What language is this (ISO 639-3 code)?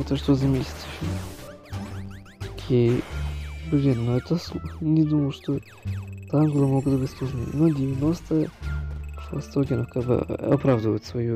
rus